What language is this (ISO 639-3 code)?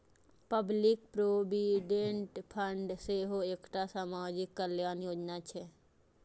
mai